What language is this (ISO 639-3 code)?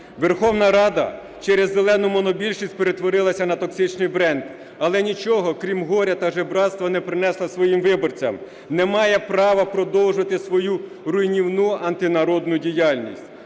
ukr